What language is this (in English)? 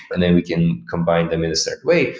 English